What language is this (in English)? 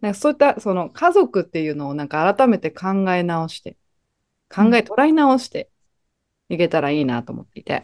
Japanese